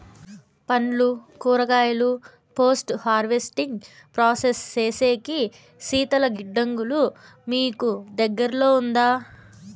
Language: Telugu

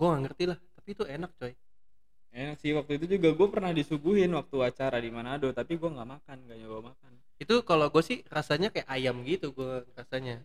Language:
Indonesian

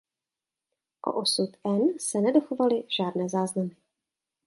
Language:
Czech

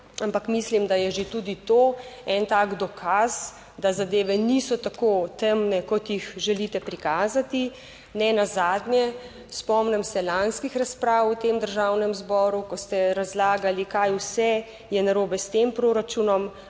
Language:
Slovenian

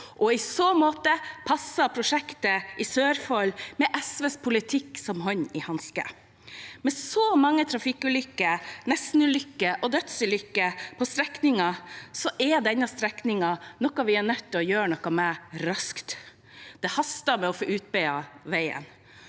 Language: Norwegian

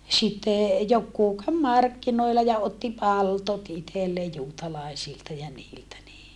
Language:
Finnish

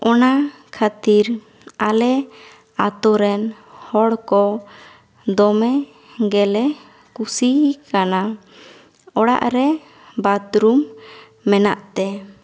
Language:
Santali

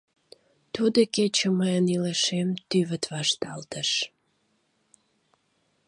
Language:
Mari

